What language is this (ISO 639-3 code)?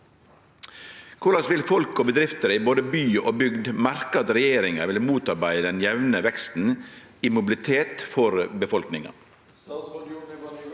nor